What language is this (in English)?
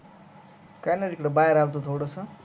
Marathi